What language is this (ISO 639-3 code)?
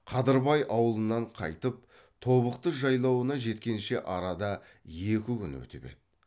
kaz